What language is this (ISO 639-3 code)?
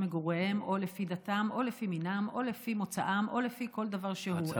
heb